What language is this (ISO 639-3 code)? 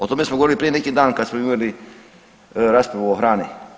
hrv